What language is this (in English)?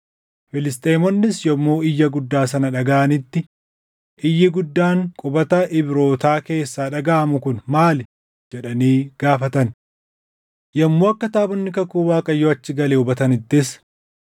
Oromo